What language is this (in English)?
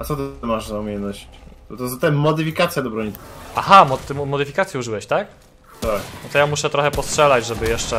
Polish